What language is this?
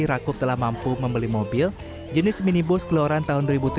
Indonesian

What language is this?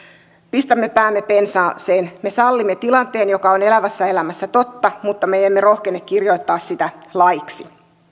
Finnish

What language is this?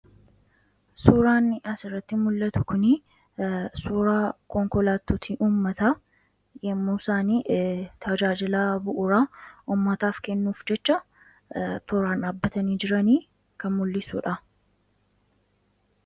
Oromo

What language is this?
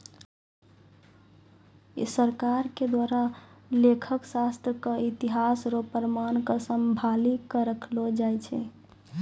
Maithili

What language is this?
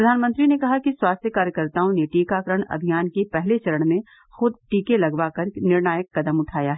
Hindi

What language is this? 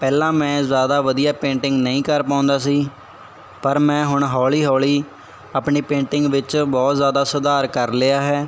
Punjabi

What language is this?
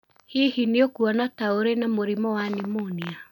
Kikuyu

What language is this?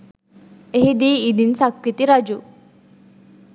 Sinhala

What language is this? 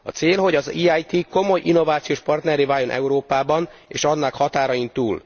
Hungarian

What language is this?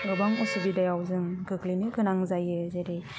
Bodo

